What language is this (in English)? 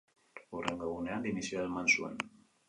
Basque